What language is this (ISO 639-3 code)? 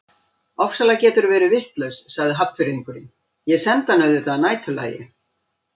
isl